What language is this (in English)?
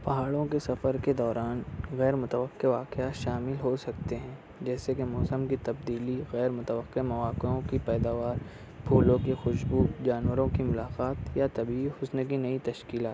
Urdu